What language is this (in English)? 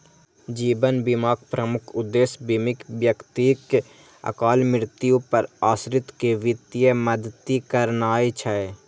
Maithili